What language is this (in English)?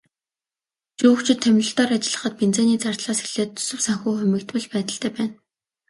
Mongolian